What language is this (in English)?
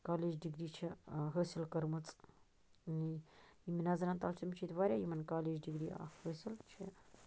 Kashmiri